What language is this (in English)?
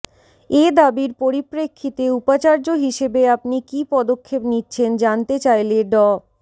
Bangla